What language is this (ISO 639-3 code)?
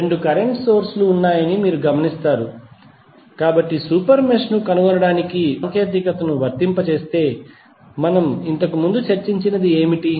tel